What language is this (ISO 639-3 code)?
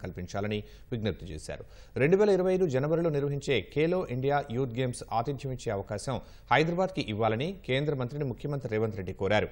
tel